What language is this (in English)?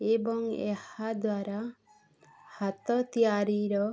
Odia